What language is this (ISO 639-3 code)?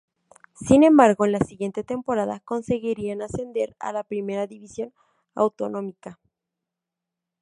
spa